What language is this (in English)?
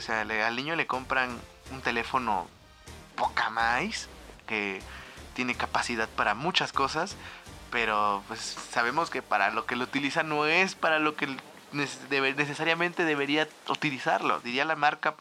Spanish